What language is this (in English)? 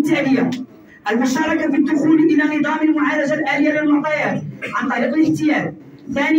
Arabic